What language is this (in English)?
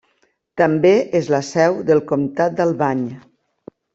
Catalan